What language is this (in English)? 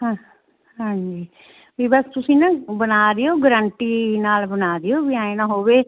Punjabi